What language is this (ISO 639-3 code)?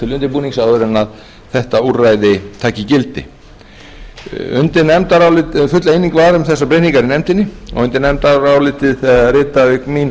isl